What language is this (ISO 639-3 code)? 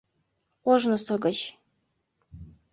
chm